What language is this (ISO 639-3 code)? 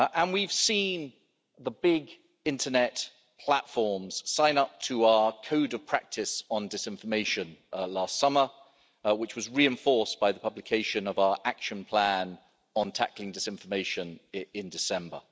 eng